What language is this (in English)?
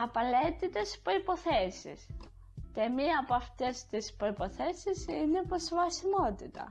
Greek